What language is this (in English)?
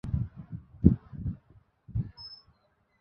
Bangla